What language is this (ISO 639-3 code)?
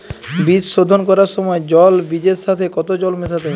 ben